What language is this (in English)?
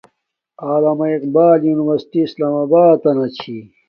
Domaaki